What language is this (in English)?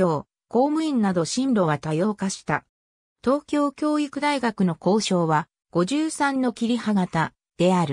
Japanese